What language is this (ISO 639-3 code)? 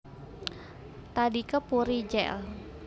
jav